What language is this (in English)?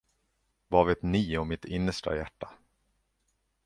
Swedish